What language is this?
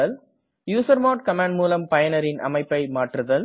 Tamil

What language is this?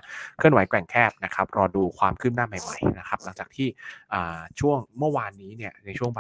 Thai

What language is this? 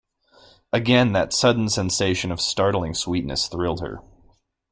English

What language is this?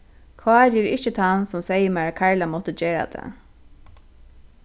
Faroese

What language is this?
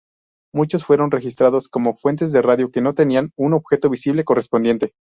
Spanish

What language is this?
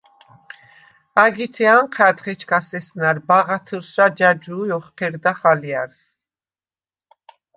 Svan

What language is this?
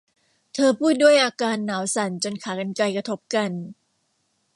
Thai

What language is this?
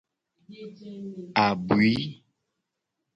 Gen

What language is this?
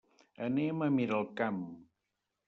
Catalan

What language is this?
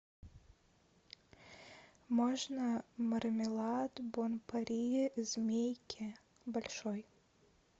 Russian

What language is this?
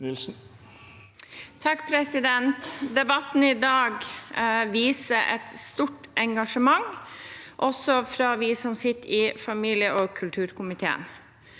Norwegian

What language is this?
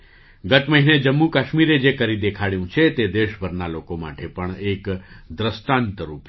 Gujarati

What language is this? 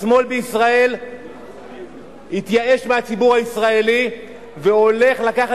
Hebrew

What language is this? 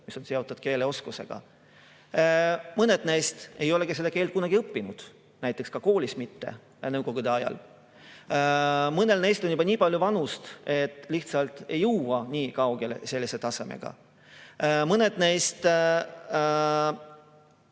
Estonian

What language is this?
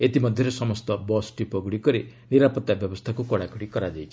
Odia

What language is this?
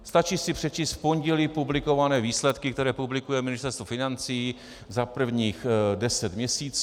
Czech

